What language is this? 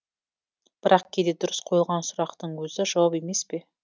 Kazakh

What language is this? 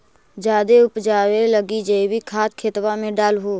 Magahi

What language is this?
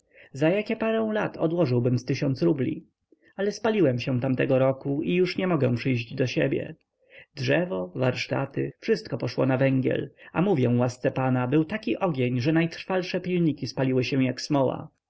Polish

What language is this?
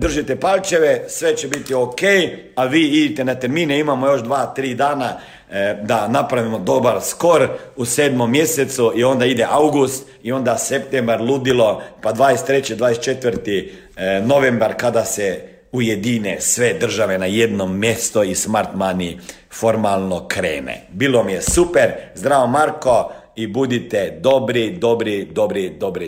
Croatian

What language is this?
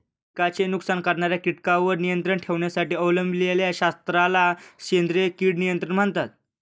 Marathi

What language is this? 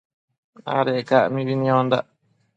Matsés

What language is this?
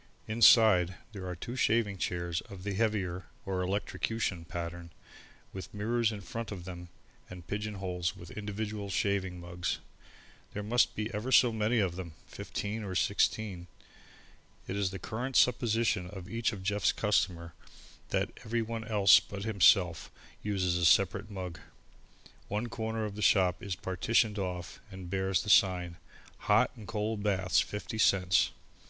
English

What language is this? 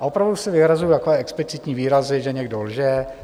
Czech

